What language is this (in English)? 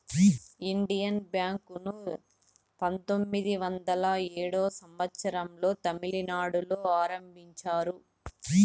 Telugu